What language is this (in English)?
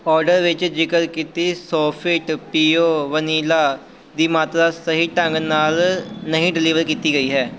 Punjabi